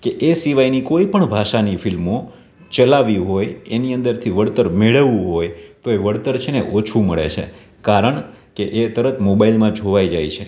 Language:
Gujarati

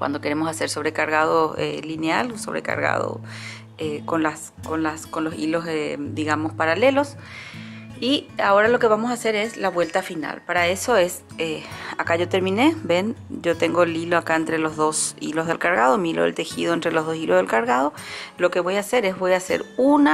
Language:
Spanish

